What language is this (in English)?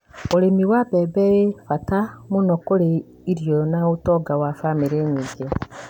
Kikuyu